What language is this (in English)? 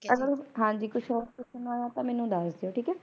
Punjabi